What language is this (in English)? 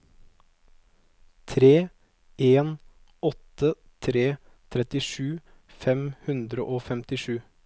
Norwegian